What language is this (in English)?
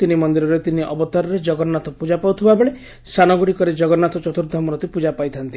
Odia